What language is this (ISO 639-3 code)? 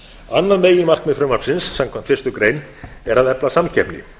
isl